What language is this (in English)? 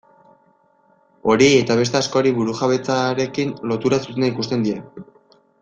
Basque